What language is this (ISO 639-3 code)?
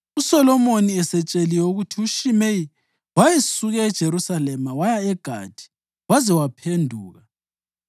nde